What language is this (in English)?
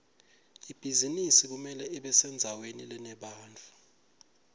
Swati